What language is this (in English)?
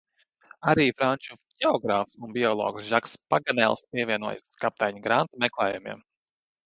Latvian